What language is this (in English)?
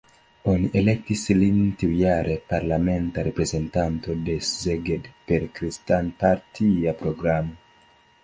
Esperanto